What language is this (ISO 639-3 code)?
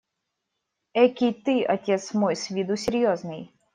rus